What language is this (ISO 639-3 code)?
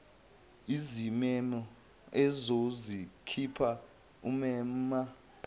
zul